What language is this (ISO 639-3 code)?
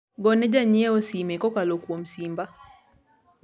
luo